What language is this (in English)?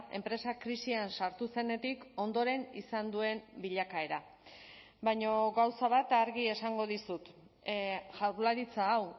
Basque